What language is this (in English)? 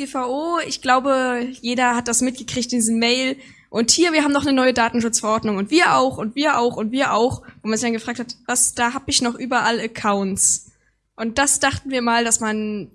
German